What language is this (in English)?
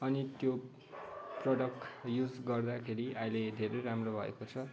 Nepali